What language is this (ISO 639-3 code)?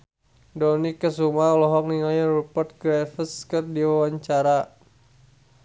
sun